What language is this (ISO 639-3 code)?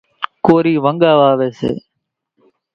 gjk